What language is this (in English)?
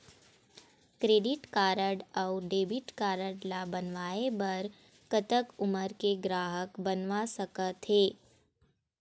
Chhattisgarhi